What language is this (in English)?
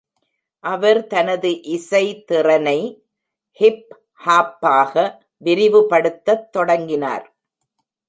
Tamil